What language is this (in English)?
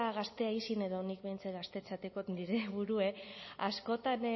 Basque